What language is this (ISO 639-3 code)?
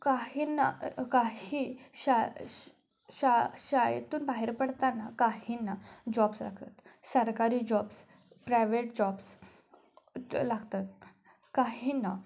mar